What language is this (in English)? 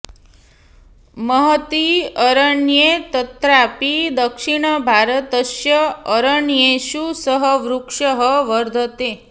Sanskrit